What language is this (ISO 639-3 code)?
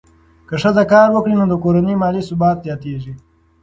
pus